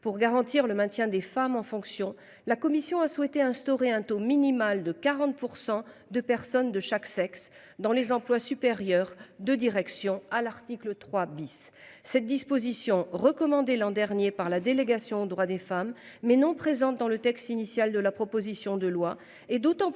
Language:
French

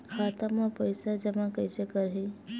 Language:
Chhattisgarhi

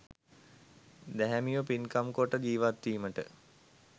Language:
Sinhala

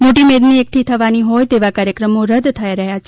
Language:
Gujarati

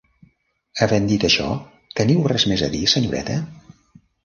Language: Catalan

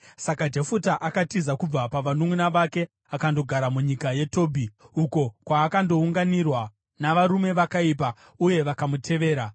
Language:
Shona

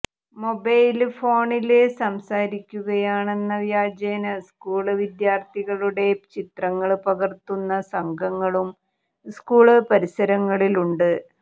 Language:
Malayalam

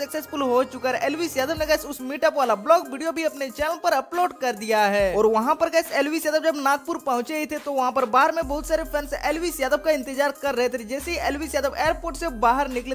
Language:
Hindi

